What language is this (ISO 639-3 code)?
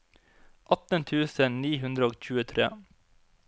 nor